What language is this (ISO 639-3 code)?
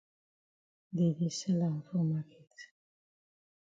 wes